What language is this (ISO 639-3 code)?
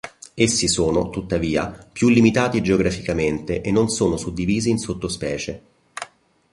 ita